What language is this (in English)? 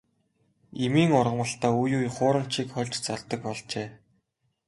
Mongolian